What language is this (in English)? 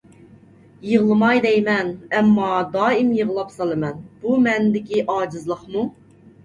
Uyghur